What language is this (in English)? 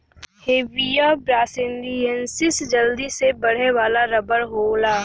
Bhojpuri